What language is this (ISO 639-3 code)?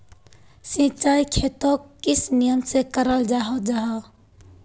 mag